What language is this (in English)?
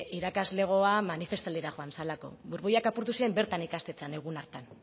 Basque